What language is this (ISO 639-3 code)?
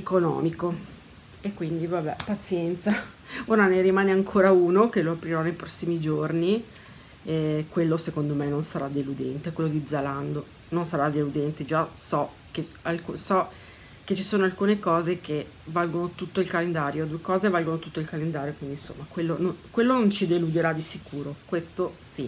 ita